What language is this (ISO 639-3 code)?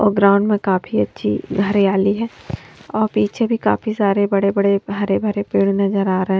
hin